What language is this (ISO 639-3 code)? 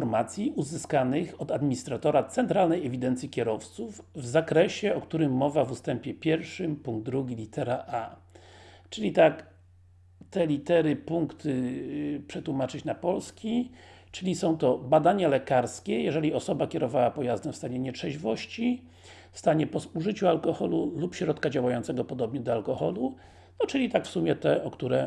pol